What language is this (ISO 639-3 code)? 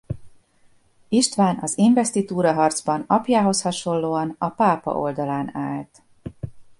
hun